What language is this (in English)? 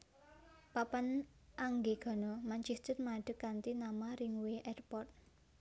Javanese